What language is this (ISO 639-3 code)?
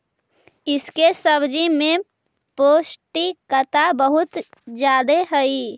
mag